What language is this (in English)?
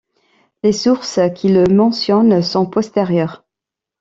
French